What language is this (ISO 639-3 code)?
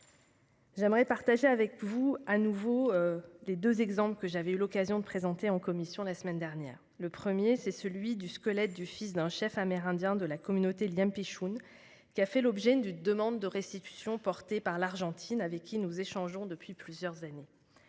fra